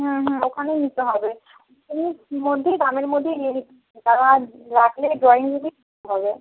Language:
Bangla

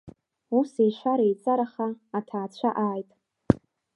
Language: Abkhazian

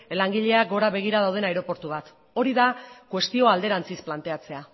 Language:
Basque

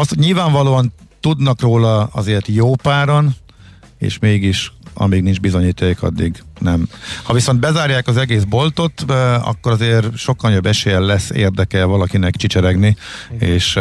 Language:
Hungarian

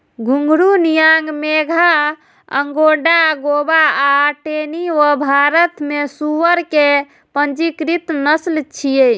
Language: Maithili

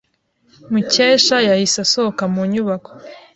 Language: Kinyarwanda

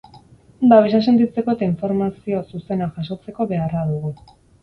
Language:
Basque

